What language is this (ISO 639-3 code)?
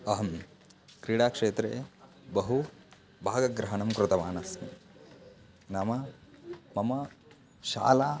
san